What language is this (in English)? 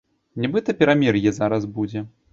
Belarusian